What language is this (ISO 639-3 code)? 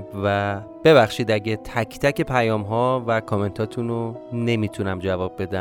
fas